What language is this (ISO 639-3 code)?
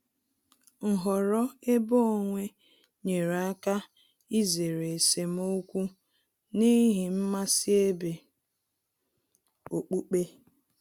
ibo